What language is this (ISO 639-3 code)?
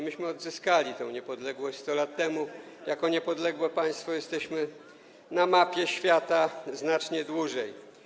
pol